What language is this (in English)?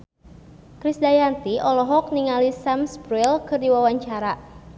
Sundanese